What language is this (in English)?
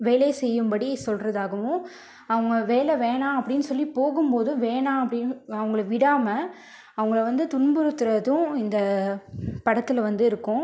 Tamil